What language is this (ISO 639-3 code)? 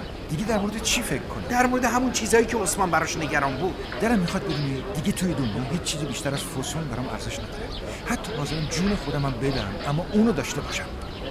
fas